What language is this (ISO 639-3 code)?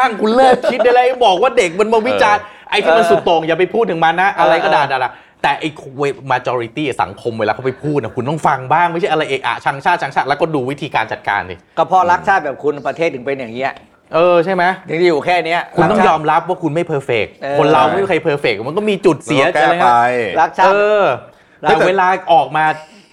tha